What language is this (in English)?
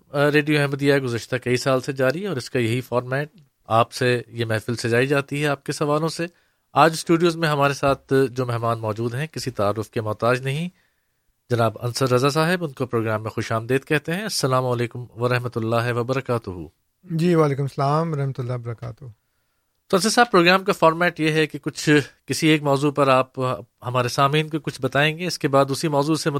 Urdu